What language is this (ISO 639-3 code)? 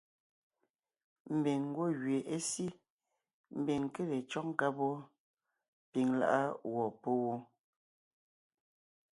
nnh